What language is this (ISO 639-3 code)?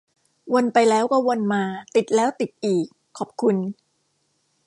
tha